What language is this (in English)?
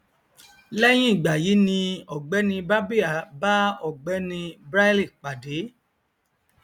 Yoruba